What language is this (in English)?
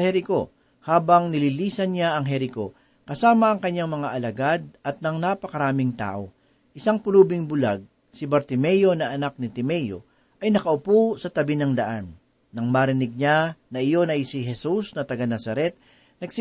Filipino